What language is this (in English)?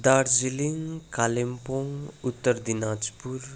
Nepali